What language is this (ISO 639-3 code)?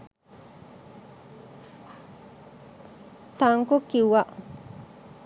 sin